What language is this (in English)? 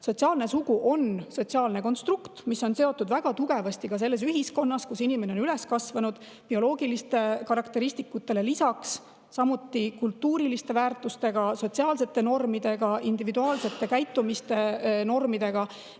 Estonian